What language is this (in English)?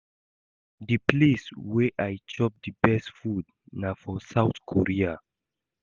Nigerian Pidgin